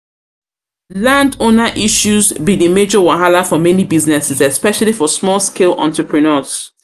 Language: Nigerian Pidgin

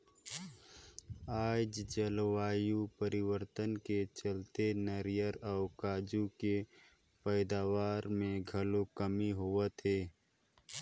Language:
Chhattisgarhi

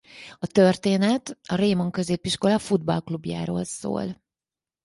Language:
Hungarian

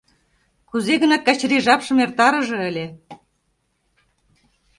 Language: Mari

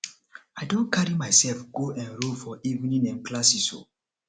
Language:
Nigerian Pidgin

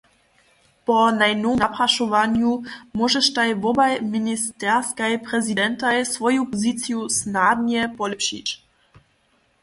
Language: Upper Sorbian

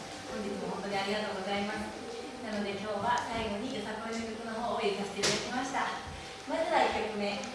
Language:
Japanese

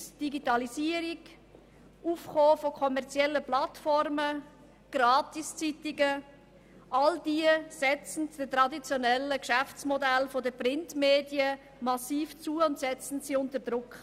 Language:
Swiss German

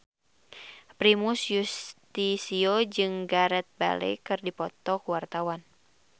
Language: Sundanese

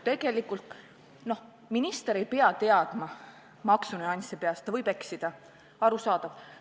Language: Estonian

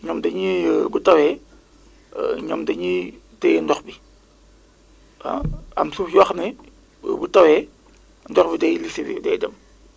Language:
Wolof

